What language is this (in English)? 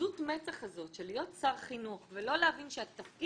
Hebrew